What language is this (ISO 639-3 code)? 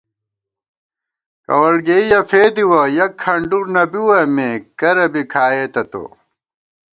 gwt